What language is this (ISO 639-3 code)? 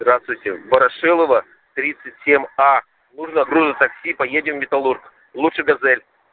rus